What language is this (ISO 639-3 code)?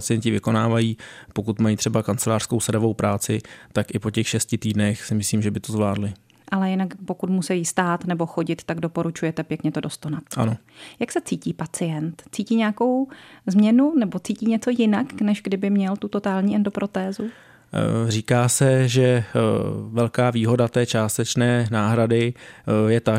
ces